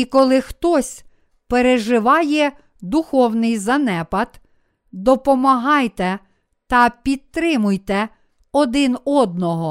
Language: Ukrainian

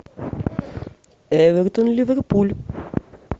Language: Russian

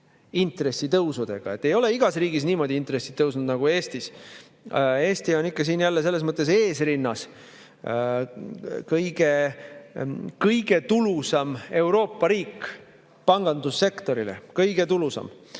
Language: Estonian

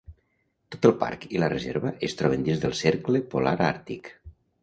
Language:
Catalan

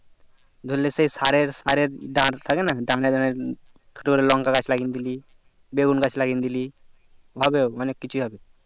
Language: Bangla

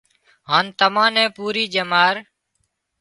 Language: Wadiyara Koli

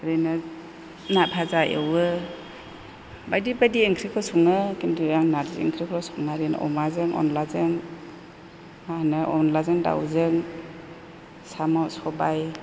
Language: Bodo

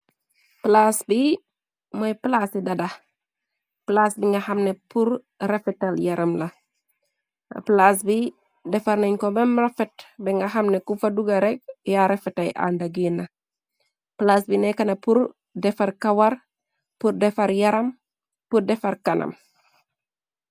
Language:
Wolof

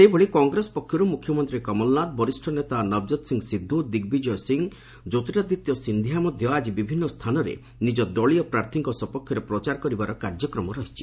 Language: Odia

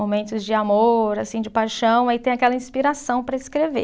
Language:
Portuguese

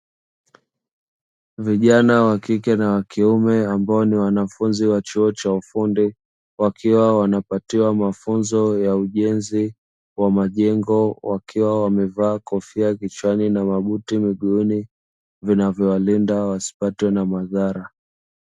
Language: Swahili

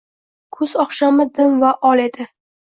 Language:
Uzbek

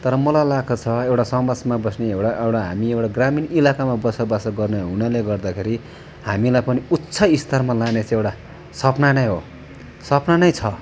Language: Nepali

